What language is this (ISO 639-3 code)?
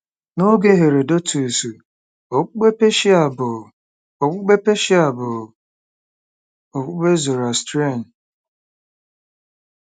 ibo